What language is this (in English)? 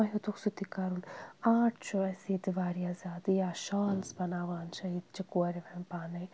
Kashmiri